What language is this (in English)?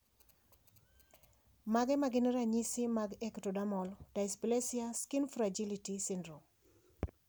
Luo (Kenya and Tanzania)